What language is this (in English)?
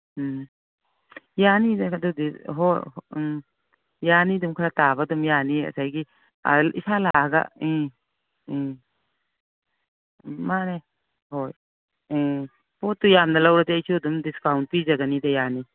Manipuri